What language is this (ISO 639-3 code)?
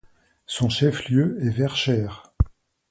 fra